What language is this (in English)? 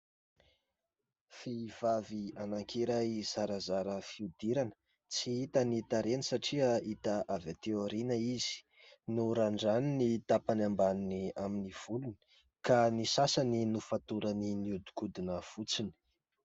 Malagasy